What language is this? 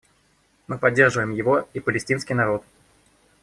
Russian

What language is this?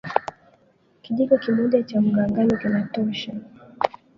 Swahili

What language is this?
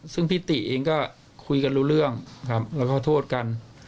Thai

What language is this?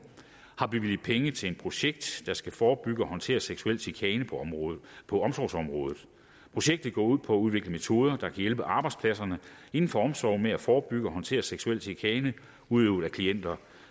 Danish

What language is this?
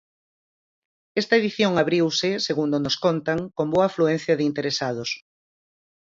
Galician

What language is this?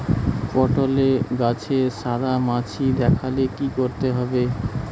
Bangla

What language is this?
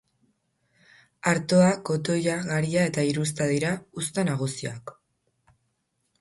Basque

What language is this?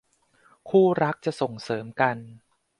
Thai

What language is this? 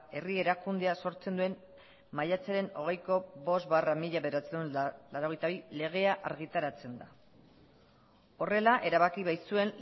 Basque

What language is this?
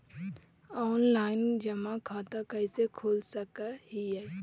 Magahi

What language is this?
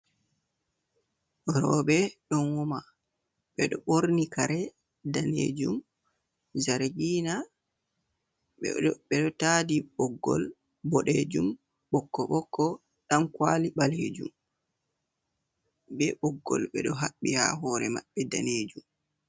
Fula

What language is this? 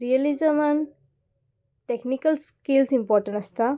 Konkani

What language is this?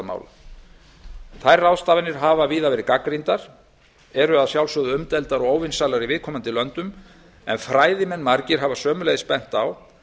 Icelandic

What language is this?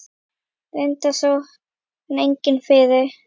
Icelandic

